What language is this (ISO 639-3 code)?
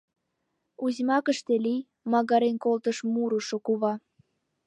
chm